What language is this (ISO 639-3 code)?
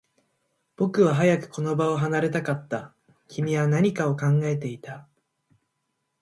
jpn